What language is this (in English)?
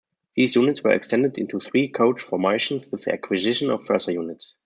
English